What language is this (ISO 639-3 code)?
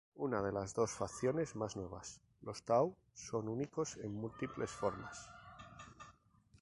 spa